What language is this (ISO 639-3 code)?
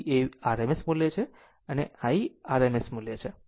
guj